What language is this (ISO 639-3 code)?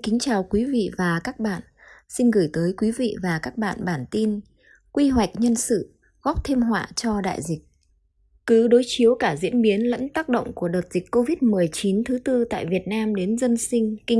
vie